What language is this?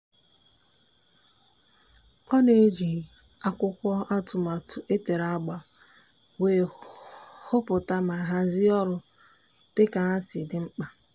Igbo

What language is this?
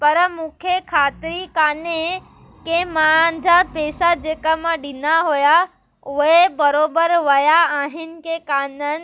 Sindhi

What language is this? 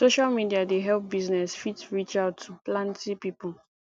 Nigerian Pidgin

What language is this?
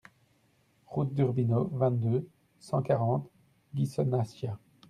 French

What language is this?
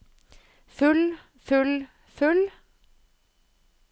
Norwegian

